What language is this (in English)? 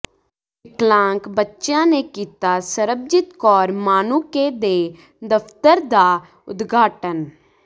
Punjabi